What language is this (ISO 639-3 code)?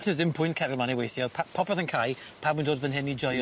cym